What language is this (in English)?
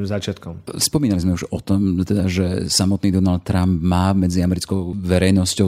Slovak